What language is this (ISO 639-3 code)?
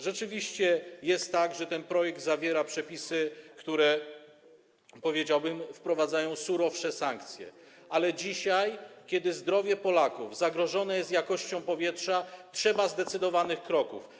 pol